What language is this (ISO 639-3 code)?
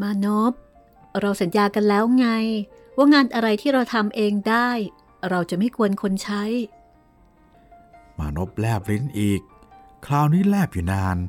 tha